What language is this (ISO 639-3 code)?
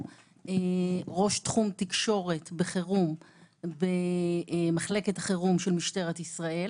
heb